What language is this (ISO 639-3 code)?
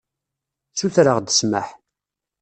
kab